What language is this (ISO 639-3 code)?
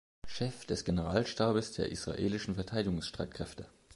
deu